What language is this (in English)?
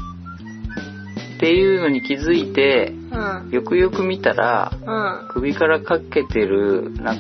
Japanese